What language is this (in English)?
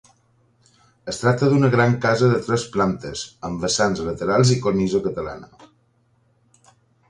Catalan